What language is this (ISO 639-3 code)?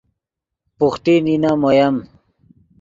ydg